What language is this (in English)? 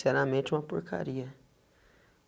Portuguese